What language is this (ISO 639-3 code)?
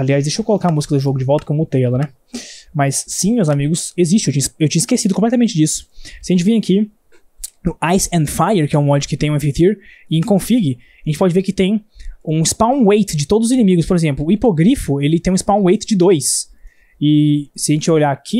por